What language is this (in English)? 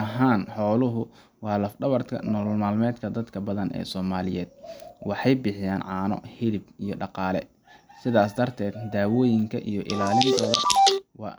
Somali